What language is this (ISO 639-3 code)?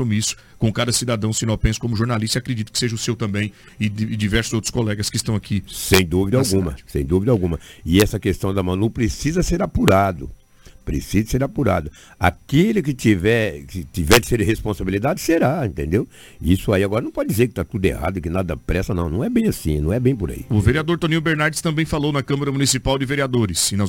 por